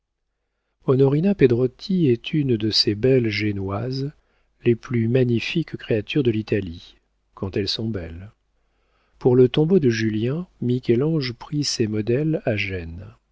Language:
French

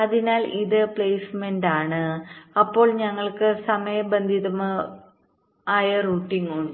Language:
Malayalam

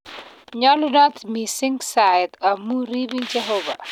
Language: Kalenjin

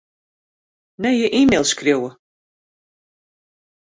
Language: Western Frisian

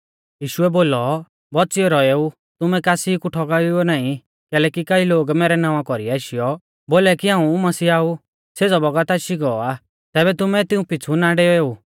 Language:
Mahasu Pahari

